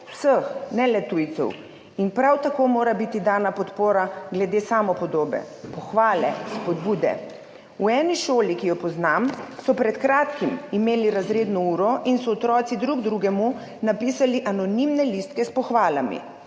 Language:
Slovenian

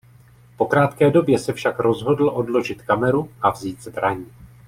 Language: Czech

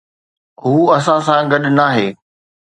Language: Sindhi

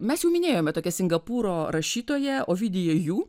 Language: Lithuanian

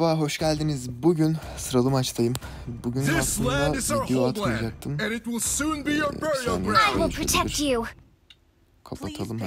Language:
Turkish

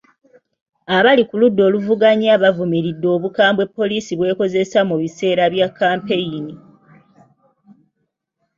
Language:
Ganda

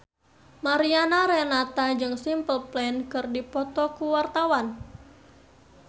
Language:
Sundanese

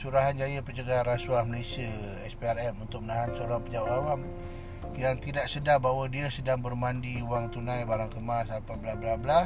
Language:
Malay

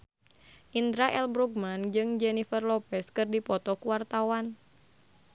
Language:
Sundanese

